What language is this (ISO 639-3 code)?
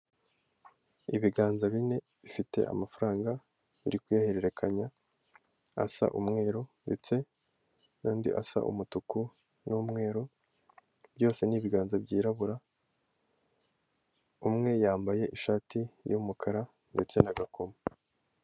kin